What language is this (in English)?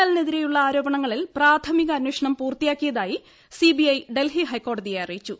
Malayalam